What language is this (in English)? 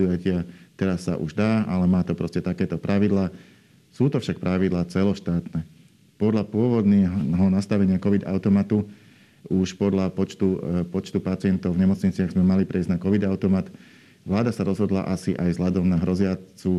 Slovak